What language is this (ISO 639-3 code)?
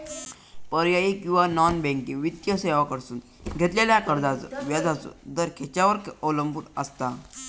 mar